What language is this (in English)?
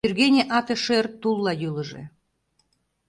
Mari